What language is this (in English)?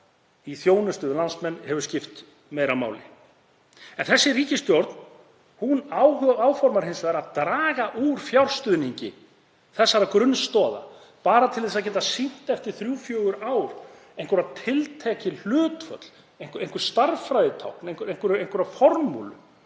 Icelandic